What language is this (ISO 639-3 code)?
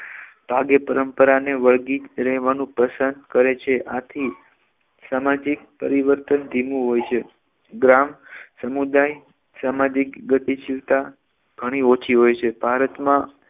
guj